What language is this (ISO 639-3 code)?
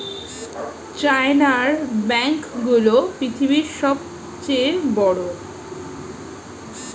ben